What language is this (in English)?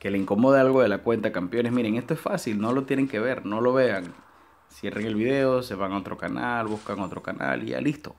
Spanish